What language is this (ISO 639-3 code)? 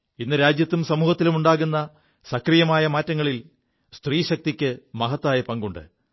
mal